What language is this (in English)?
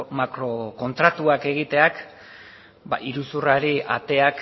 Basque